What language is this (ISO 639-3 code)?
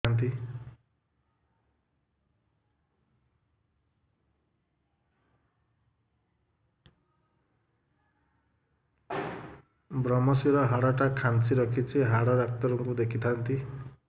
ori